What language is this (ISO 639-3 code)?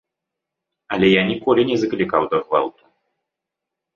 bel